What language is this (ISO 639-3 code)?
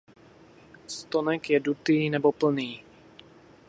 ces